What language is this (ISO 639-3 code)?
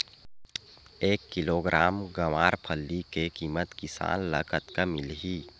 hne